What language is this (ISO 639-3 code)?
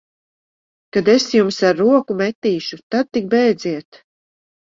lav